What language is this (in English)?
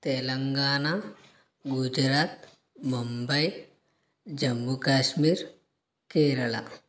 Telugu